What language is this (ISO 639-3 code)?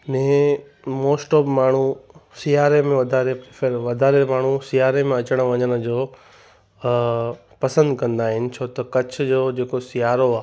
snd